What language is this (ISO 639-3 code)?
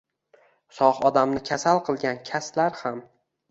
uzb